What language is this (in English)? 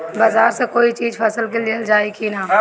Bhojpuri